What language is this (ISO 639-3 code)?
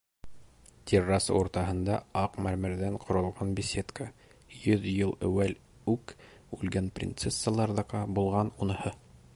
bak